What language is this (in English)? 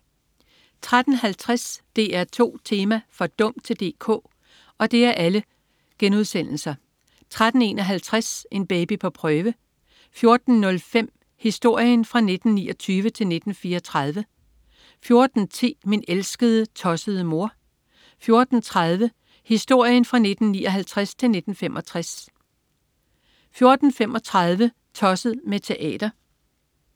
Danish